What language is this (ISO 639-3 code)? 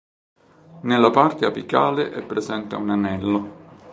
ita